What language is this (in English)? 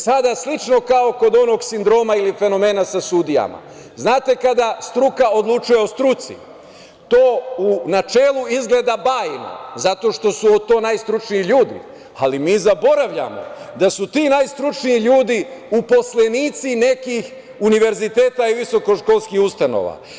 Serbian